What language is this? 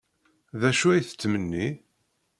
Kabyle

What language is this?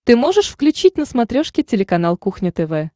Russian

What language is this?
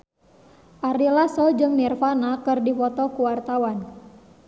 Sundanese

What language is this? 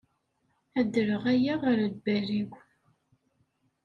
Kabyle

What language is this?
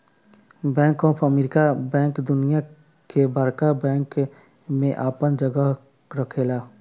Bhojpuri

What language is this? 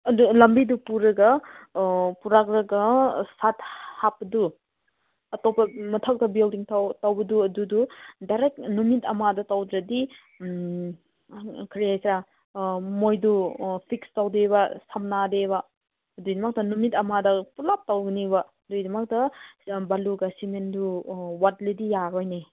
Manipuri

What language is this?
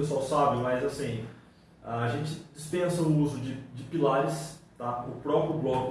Portuguese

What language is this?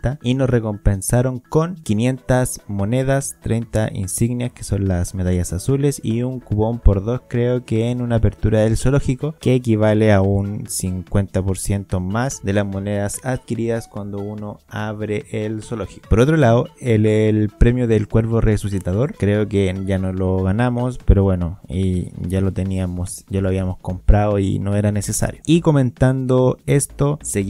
Spanish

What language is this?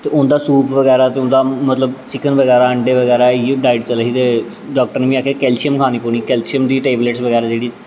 Dogri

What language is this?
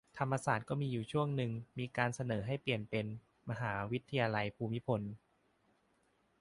Thai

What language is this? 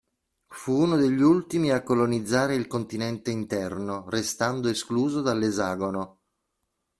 Italian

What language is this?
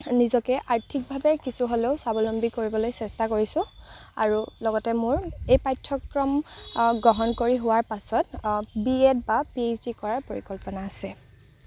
Assamese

